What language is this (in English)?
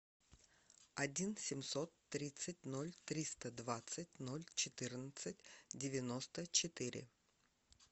Russian